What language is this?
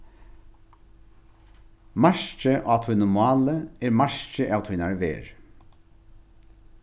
Faroese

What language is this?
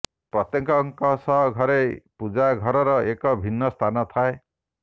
Odia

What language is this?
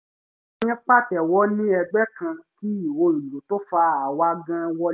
Yoruba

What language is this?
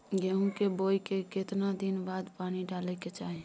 Maithili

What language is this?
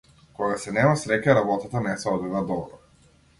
Macedonian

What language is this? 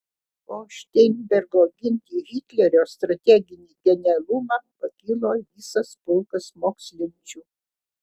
Lithuanian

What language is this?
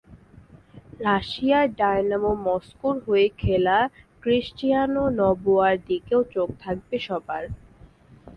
Bangla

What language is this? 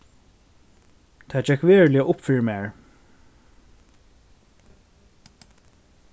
Faroese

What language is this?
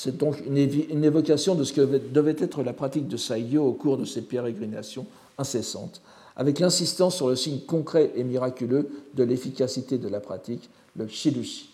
French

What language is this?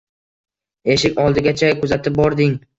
Uzbek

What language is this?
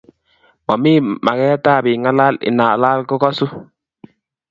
Kalenjin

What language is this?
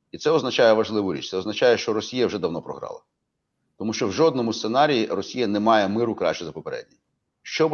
Ukrainian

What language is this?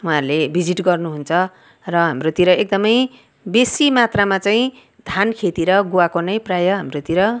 Nepali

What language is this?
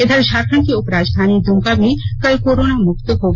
Hindi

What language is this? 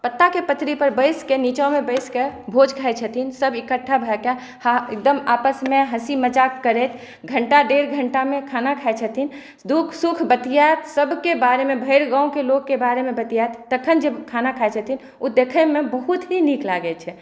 Maithili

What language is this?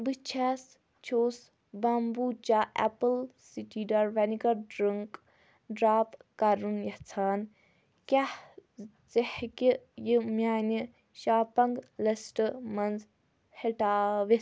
Kashmiri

